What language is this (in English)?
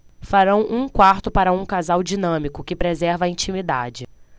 Portuguese